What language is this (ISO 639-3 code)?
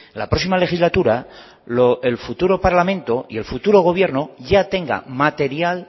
spa